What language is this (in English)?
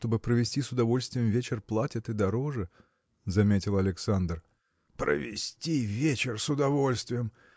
Russian